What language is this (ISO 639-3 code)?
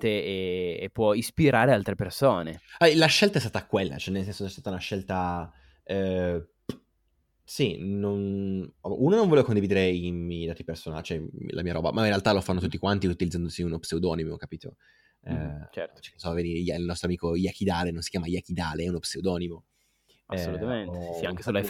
ita